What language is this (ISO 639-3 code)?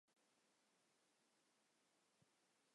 zho